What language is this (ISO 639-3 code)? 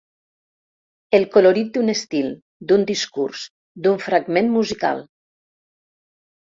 cat